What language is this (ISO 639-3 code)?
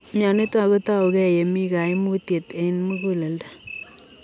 kln